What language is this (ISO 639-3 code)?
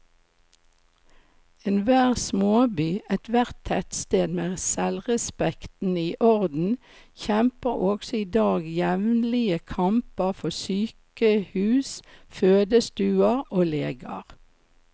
nor